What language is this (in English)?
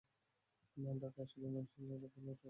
Bangla